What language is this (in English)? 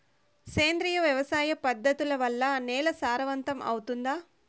Telugu